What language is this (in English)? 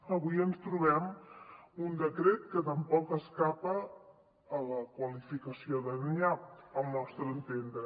Catalan